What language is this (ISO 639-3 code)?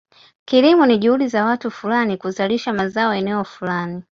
swa